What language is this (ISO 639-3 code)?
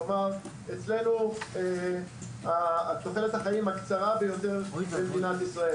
heb